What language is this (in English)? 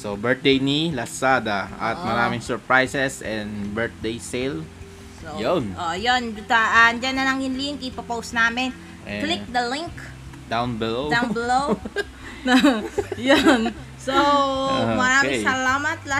Filipino